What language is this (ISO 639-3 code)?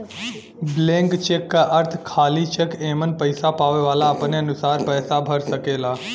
bho